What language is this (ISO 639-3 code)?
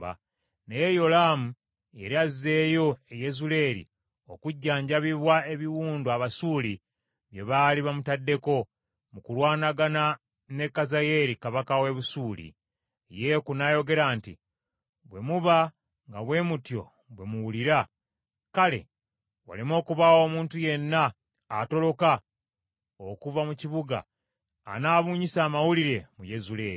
lug